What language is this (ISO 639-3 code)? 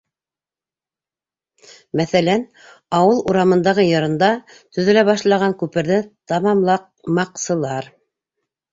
bak